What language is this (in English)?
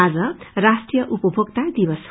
Nepali